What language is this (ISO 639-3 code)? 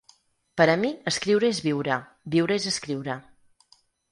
cat